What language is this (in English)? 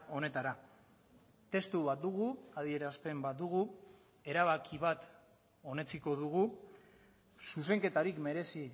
Basque